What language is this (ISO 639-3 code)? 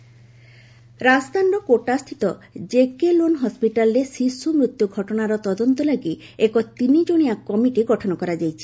ori